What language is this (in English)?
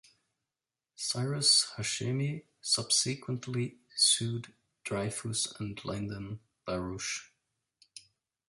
English